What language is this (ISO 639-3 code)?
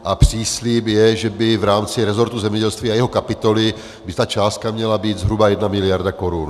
ces